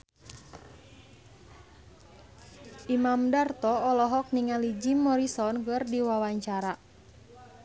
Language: Sundanese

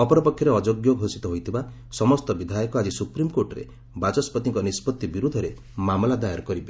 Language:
Odia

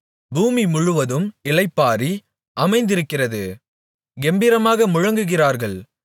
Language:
Tamil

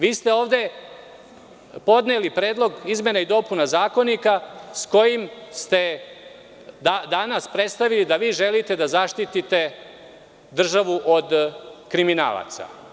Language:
Serbian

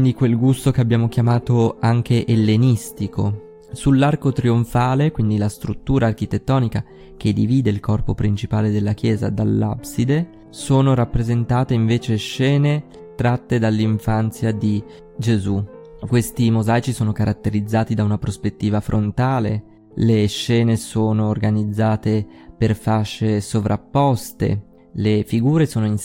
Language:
Italian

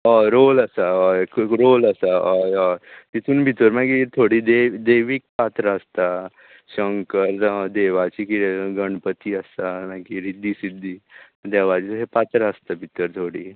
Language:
Konkani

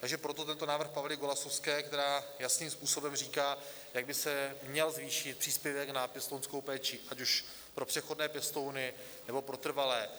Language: Czech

